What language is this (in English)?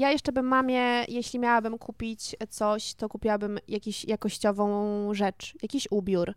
Polish